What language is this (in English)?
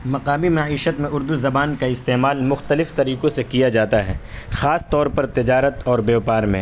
Urdu